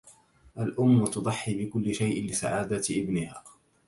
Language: Arabic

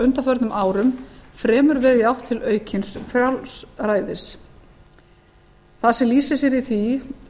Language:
Icelandic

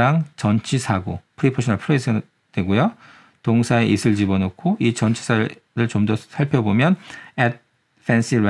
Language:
Korean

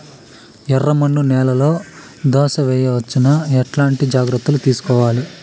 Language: Telugu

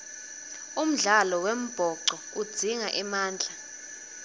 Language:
Swati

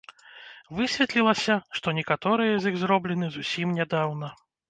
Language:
Belarusian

